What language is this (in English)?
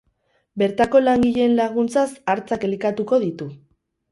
Basque